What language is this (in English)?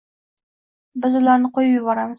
Uzbek